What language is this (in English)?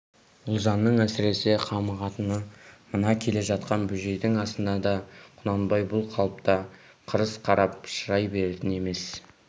Kazakh